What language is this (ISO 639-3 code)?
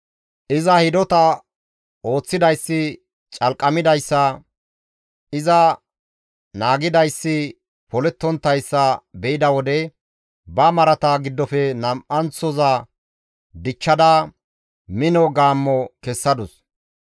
gmv